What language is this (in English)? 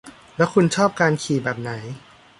Thai